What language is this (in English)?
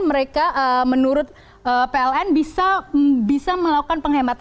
Indonesian